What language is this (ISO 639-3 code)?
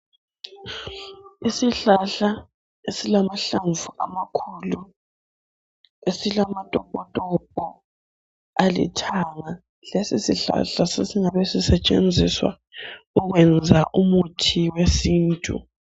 nde